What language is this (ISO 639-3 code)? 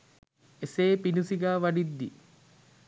sin